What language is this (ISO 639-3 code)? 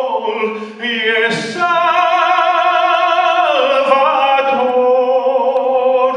ron